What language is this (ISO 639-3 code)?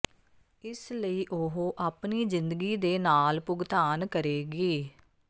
pan